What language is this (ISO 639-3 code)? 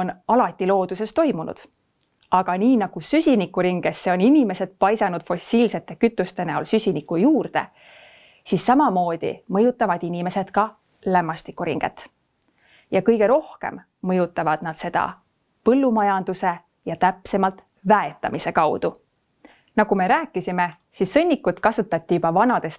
est